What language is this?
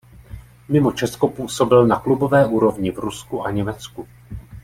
Czech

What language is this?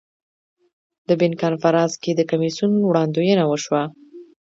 Pashto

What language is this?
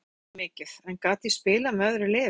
Icelandic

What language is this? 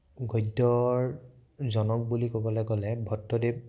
Assamese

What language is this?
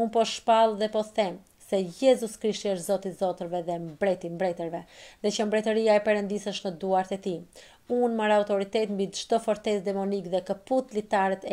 Romanian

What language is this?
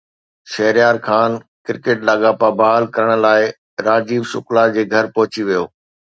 Sindhi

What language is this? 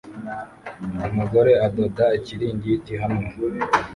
Kinyarwanda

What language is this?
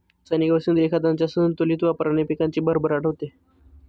Marathi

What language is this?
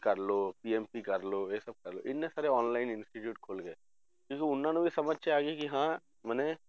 Punjabi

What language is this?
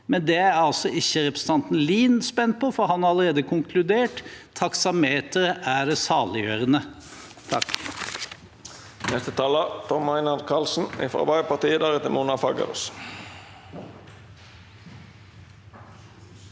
Norwegian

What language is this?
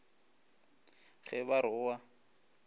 Northern Sotho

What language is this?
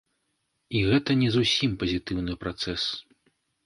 Belarusian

